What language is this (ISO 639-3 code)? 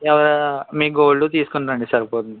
tel